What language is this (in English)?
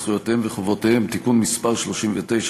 Hebrew